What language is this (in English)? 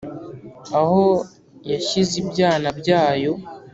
Kinyarwanda